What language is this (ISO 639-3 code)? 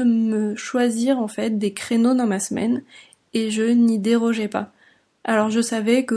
fra